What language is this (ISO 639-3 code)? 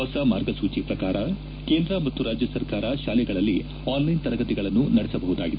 kan